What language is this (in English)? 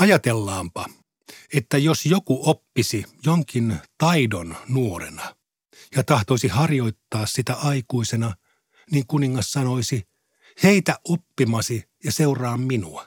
Finnish